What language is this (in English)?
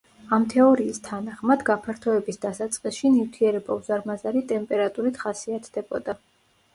Georgian